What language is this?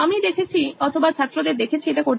Bangla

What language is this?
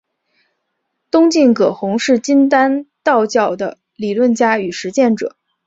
Chinese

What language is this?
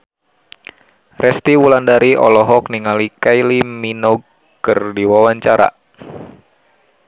Sundanese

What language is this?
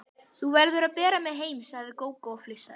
Icelandic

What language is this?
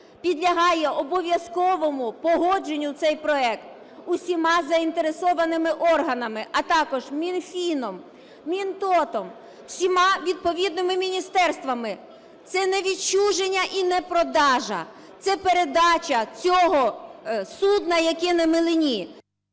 Ukrainian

